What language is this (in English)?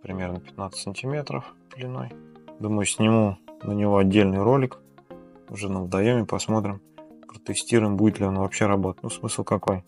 Russian